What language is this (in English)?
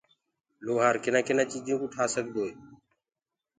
Gurgula